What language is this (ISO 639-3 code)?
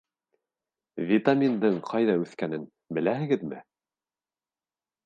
bak